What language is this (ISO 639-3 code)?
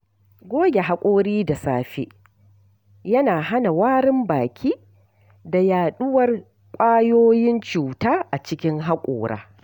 hau